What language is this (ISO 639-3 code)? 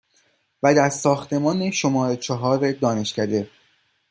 fas